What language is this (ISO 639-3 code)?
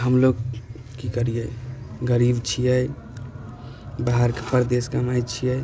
mai